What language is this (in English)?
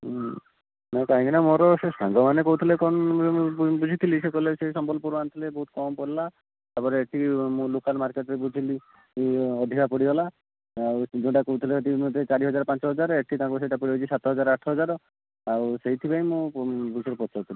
Odia